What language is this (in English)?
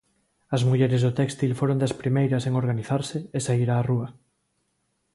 Galician